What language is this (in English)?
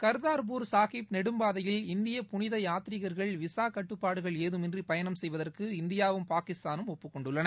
Tamil